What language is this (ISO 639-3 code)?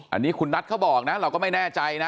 tha